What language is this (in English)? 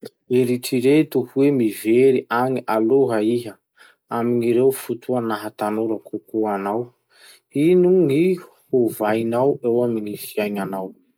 Masikoro Malagasy